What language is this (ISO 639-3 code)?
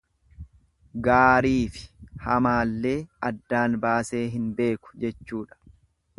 orm